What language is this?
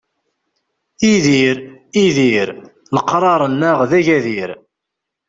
Kabyle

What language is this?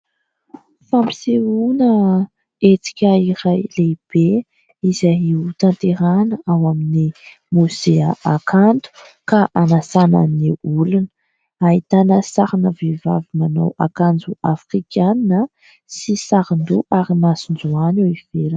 Malagasy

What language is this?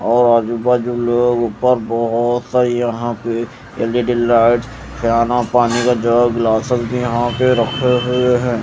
Hindi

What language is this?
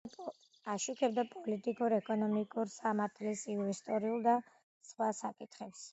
Georgian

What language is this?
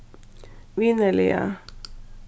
Faroese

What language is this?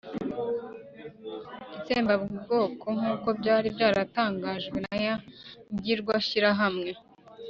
Kinyarwanda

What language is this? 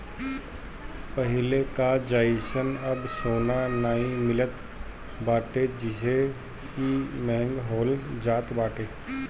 Bhojpuri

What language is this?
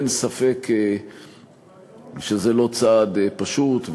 Hebrew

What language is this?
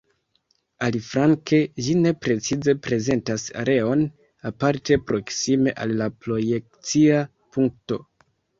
Esperanto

